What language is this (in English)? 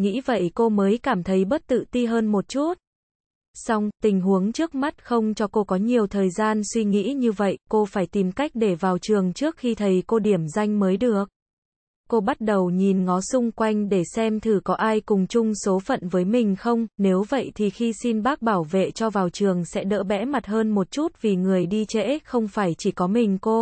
Vietnamese